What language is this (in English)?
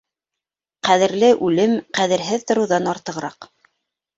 Bashkir